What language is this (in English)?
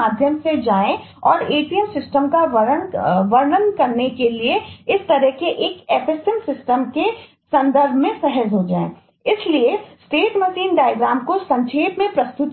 Hindi